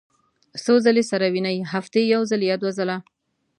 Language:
Pashto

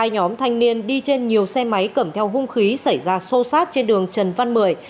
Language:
Vietnamese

